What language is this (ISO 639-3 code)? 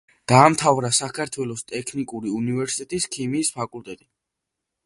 kat